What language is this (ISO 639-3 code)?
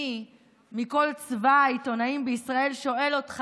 heb